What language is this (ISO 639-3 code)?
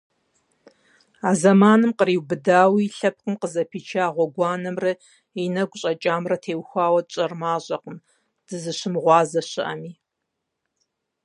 kbd